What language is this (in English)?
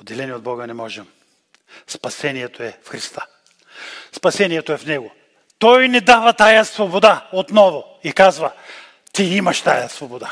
Bulgarian